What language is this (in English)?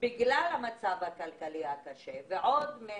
Hebrew